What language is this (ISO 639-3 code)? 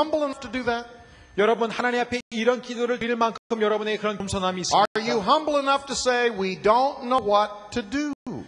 kor